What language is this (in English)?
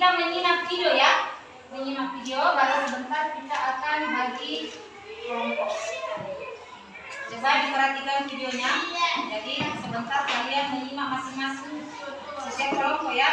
Indonesian